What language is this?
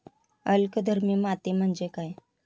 Marathi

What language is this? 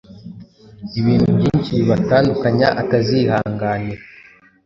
Kinyarwanda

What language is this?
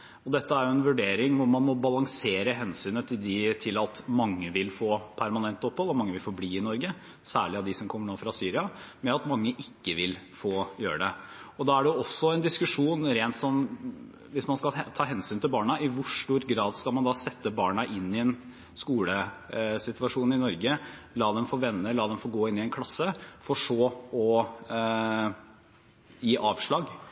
Norwegian Bokmål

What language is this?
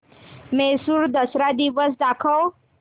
Marathi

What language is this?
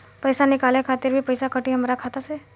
Bhojpuri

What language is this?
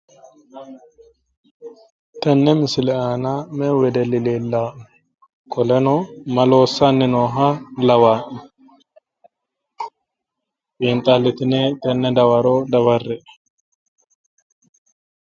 Sidamo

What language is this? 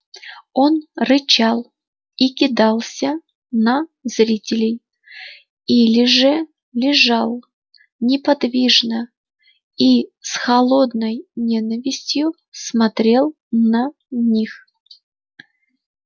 Russian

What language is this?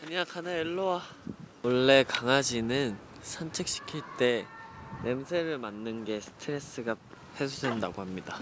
Korean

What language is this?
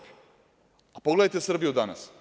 Serbian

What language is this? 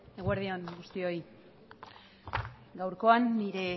Basque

